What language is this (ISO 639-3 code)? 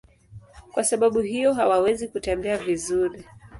swa